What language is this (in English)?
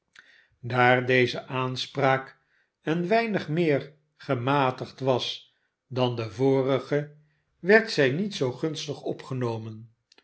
Dutch